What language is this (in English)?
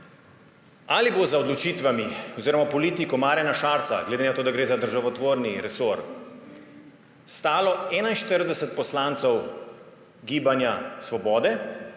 Slovenian